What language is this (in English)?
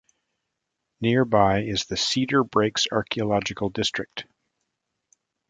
English